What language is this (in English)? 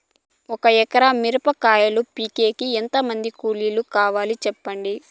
Telugu